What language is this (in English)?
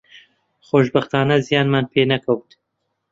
Central Kurdish